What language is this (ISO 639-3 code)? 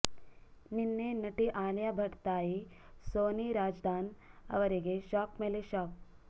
kan